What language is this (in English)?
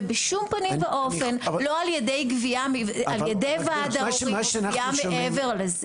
Hebrew